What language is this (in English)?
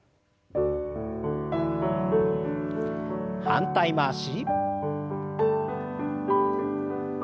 Japanese